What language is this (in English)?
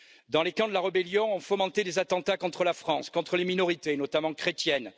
French